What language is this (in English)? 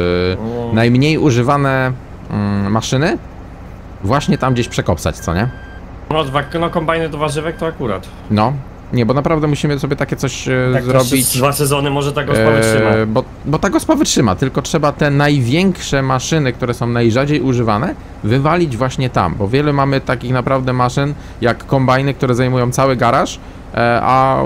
Polish